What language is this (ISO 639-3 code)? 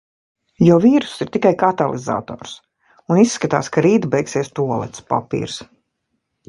lav